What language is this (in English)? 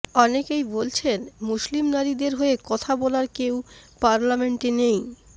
Bangla